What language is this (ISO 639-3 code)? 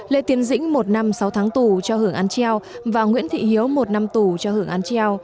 vie